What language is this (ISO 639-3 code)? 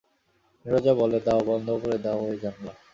ben